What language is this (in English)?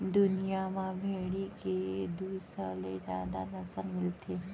Chhattisgarhi